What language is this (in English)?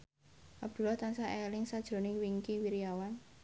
Javanese